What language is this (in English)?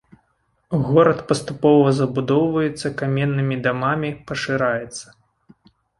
Belarusian